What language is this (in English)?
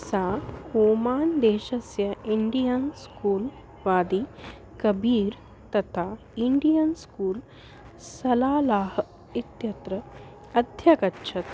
Sanskrit